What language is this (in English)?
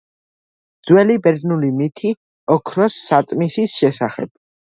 Georgian